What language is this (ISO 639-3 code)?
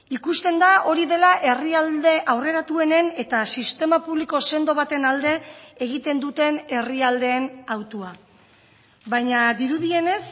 eus